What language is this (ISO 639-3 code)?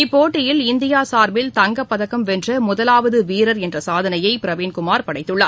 tam